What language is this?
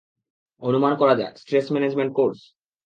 Bangla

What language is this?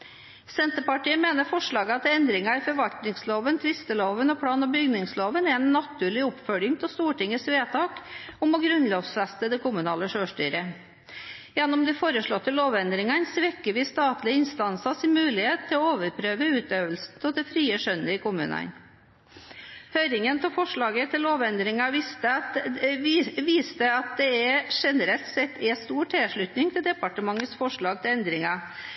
Norwegian Bokmål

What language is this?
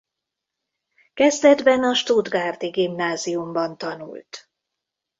Hungarian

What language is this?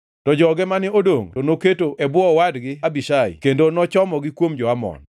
Luo (Kenya and Tanzania)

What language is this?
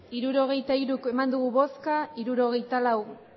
Basque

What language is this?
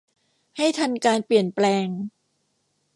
Thai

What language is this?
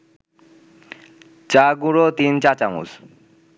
Bangla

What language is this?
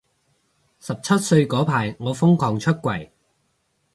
Cantonese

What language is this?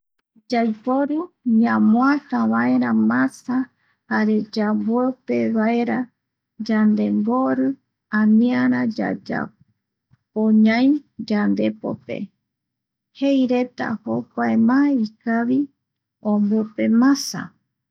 Eastern Bolivian Guaraní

